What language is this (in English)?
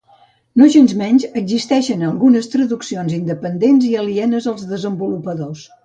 Catalan